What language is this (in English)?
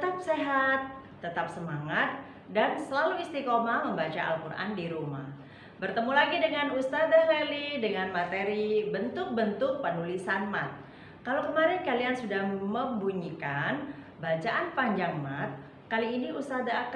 Indonesian